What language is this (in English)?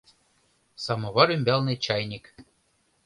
Mari